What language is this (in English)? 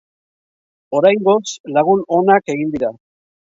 Basque